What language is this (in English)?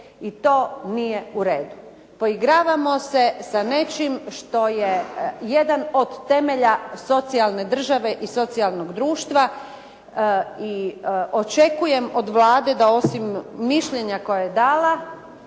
Croatian